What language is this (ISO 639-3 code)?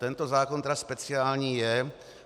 ces